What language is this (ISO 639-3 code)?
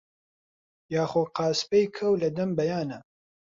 ckb